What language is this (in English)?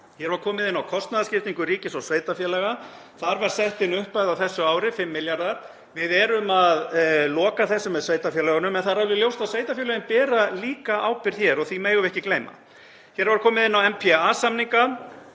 Icelandic